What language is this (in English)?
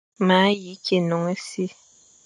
Fang